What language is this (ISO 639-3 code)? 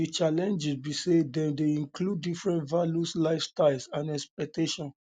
pcm